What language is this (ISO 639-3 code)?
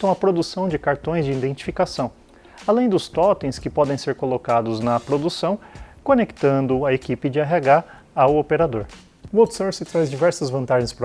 por